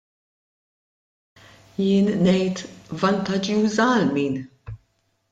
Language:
Maltese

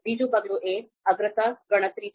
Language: Gujarati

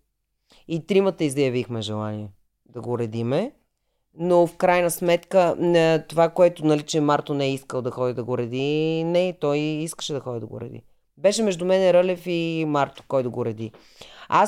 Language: Bulgarian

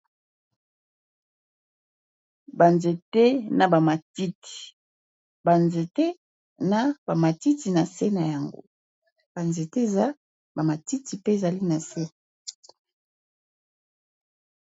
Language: Lingala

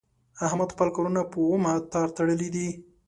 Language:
Pashto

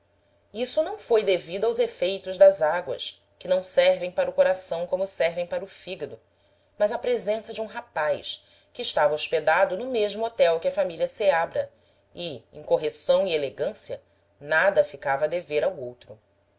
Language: Portuguese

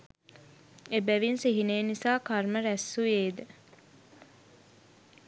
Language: Sinhala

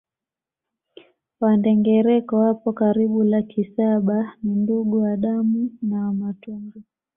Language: Swahili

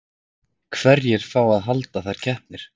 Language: Icelandic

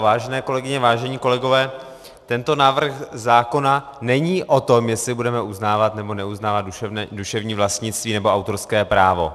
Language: Czech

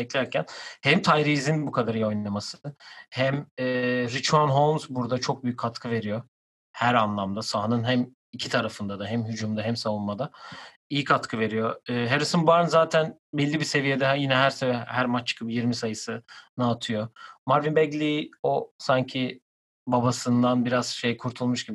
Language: Turkish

